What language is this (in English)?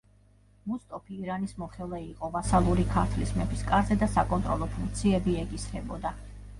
Georgian